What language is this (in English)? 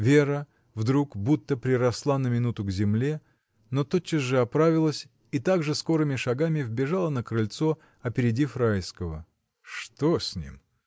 Russian